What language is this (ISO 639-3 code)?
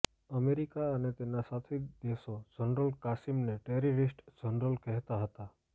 guj